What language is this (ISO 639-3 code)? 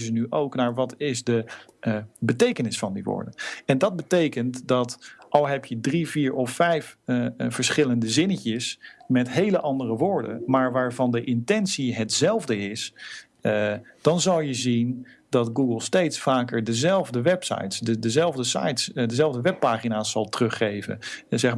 nld